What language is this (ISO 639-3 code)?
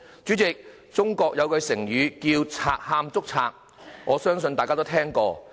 yue